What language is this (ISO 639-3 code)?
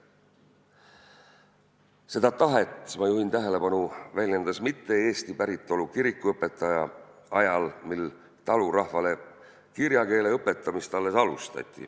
est